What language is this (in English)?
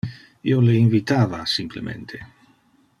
Interlingua